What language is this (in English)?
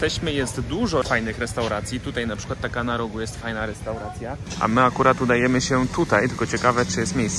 Polish